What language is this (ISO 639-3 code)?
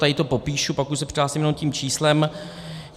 ces